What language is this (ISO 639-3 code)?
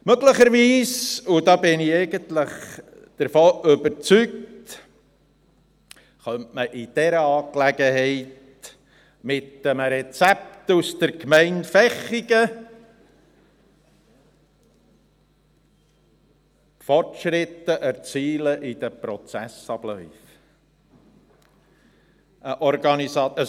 gsw